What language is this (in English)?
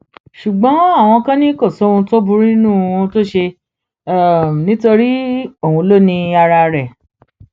Yoruba